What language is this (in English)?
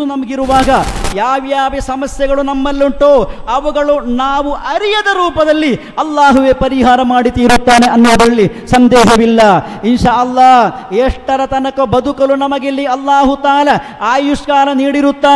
Kannada